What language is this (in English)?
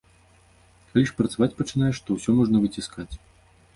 Belarusian